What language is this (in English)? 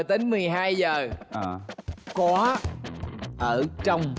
Vietnamese